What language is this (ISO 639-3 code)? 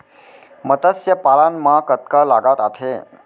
hne